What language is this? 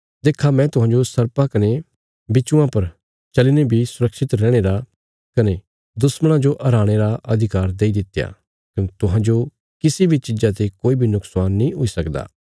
Bilaspuri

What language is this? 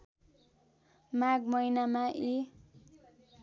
Nepali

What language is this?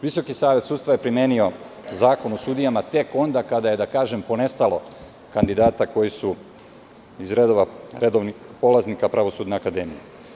Serbian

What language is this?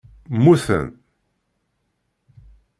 Kabyle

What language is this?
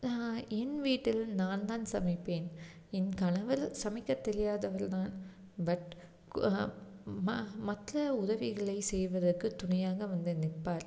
Tamil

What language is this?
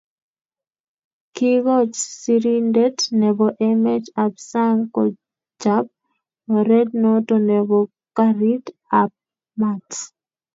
Kalenjin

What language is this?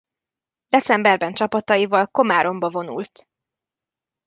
Hungarian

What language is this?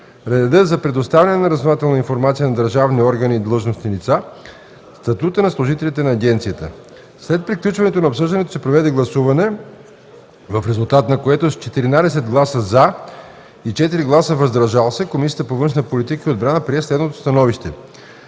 Bulgarian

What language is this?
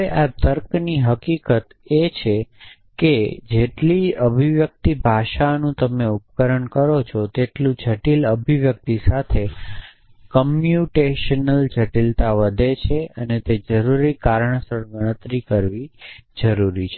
Gujarati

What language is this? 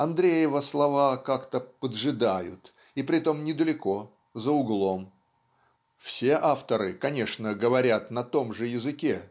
Russian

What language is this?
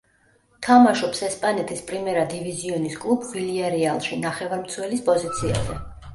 Georgian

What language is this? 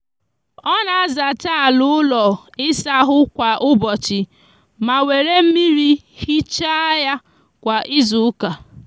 Igbo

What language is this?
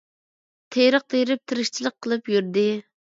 Uyghur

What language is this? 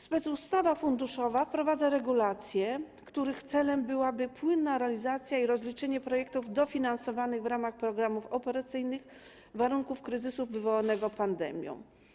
Polish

